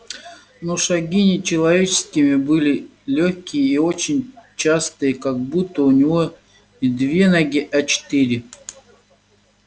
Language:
Russian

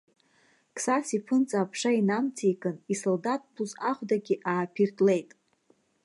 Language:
Abkhazian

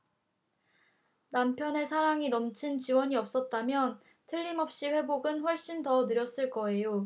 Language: Korean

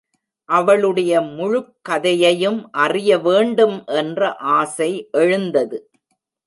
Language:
Tamil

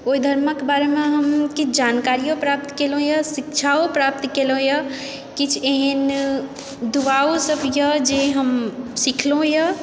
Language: Maithili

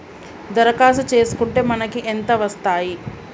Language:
Telugu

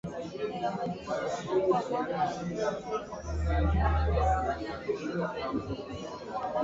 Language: English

